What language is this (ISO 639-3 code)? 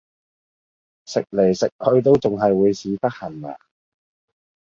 yue